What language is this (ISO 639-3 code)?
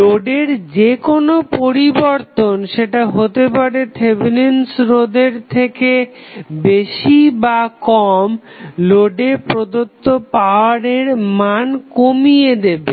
ben